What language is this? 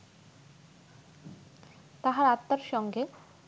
Bangla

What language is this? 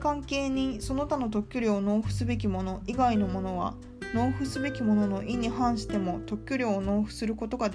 Japanese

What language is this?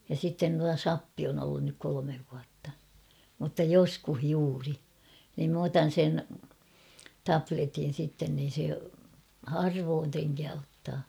Finnish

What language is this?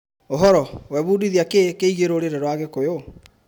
Kikuyu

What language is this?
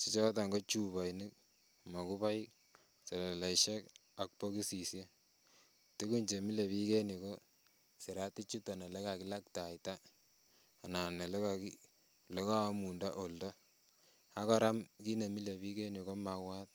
Kalenjin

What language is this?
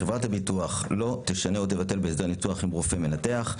Hebrew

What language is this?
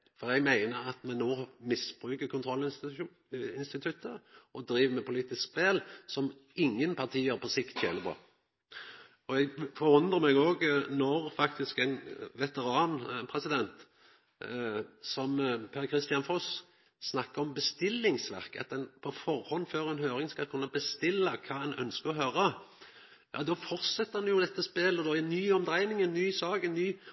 Norwegian Nynorsk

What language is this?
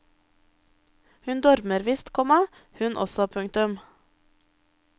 Norwegian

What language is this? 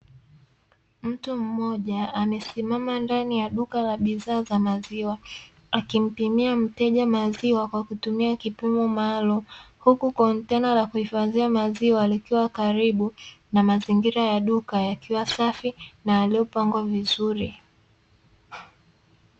Swahili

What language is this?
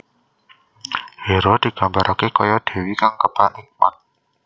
Javanese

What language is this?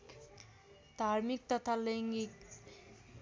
Nepali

